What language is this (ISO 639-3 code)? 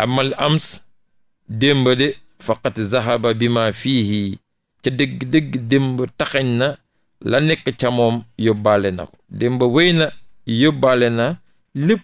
ind